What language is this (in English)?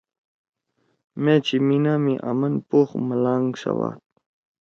Torwali